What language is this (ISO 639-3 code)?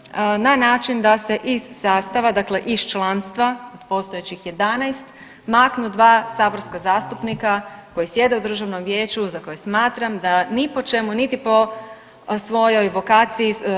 hrv